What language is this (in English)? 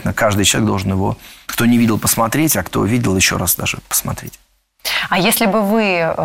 Russian